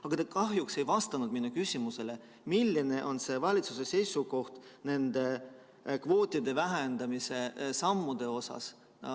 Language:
Estonian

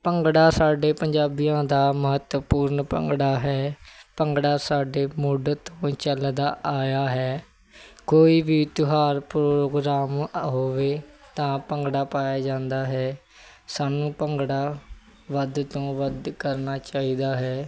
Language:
Punjabi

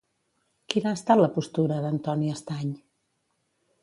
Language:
Catalan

